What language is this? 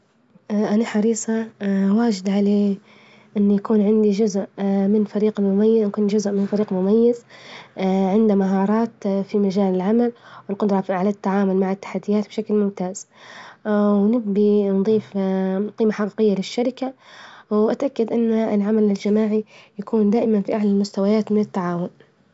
Libyan Arabic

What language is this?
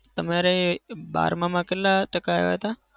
Gujarati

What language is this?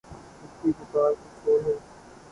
Urdu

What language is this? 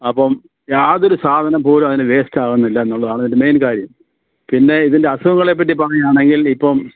Malayalam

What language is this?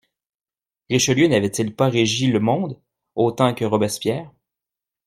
French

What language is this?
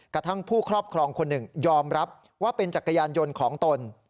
Thai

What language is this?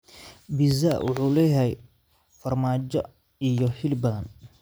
Somali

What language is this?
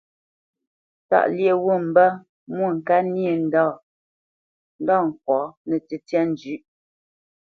Bamenyam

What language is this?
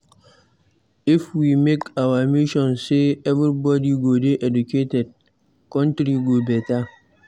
Nigerian Pidgin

